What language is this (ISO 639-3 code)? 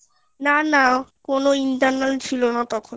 ben